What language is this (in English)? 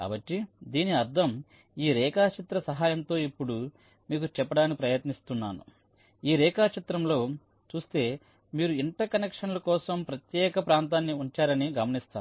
Telugu